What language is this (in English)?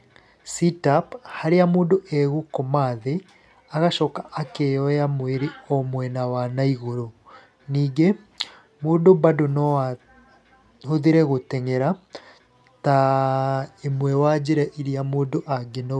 Kikuyu